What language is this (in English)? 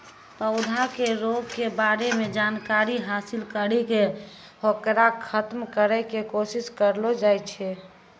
Maithili